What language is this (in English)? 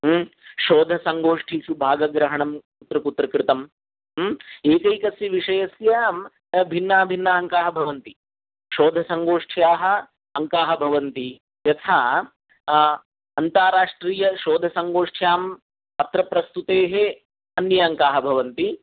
Sanskrit